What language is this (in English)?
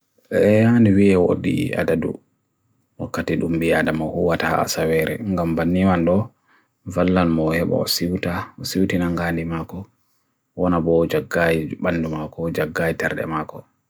Bagirmi Fulfulde